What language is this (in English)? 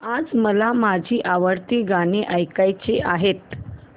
Marathi